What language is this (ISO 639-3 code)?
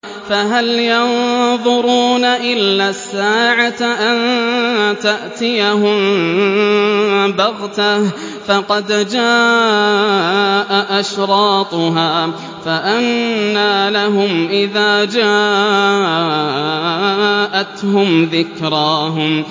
ara